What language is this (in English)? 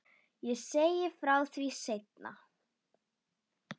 Icelandic